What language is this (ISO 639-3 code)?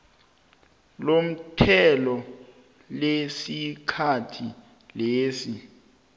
nbl